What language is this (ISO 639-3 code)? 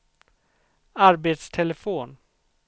swe